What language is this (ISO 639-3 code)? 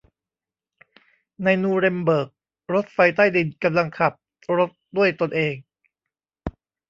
tha